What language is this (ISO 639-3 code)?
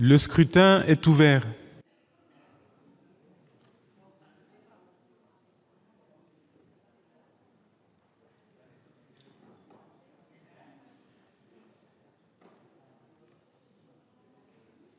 fra